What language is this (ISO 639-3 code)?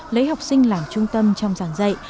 vie